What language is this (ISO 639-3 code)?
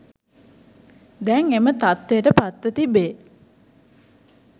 sin